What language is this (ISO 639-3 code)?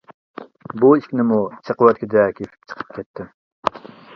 uig